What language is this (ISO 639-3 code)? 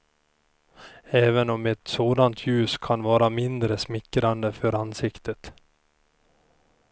swe